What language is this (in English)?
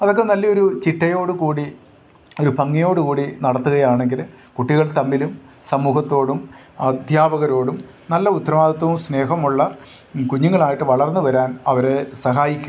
Malayalam